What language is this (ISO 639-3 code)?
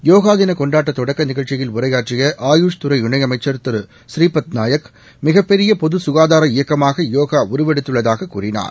tam